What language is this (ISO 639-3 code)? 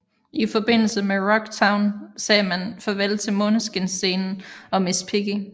dan